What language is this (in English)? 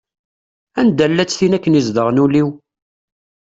Kabyle